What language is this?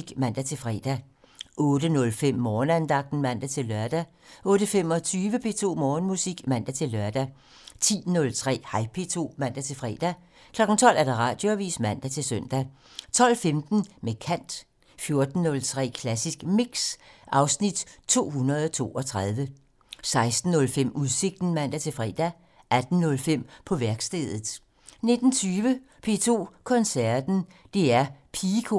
Danish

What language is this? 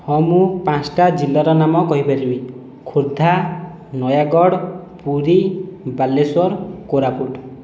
Odia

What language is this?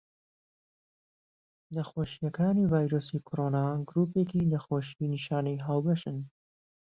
Central Kurdish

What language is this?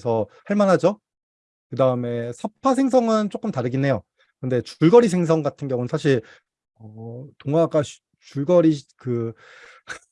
Korean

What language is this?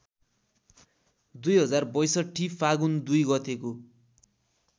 Nepali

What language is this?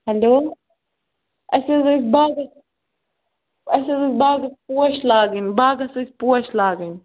Kashmiri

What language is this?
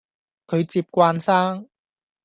Cantonese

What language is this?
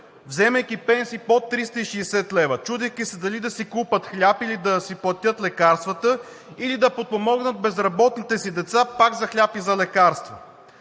Bulgarian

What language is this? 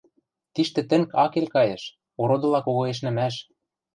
Western Mari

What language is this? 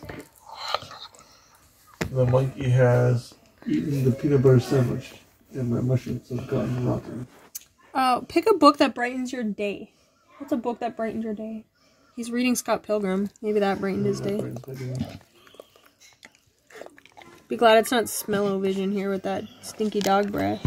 English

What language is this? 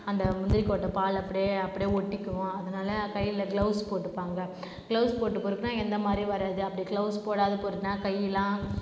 Tamil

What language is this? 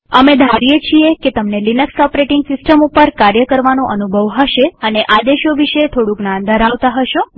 Gujarati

